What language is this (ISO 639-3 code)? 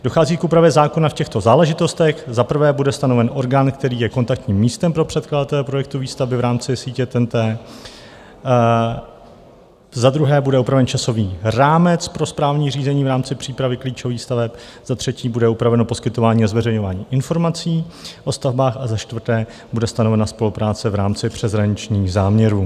ces